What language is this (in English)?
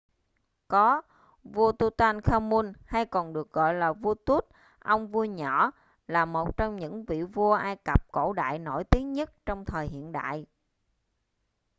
Vietnamese